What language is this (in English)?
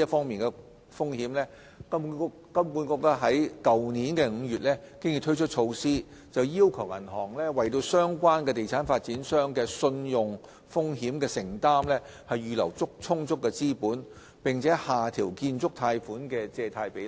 Cantonese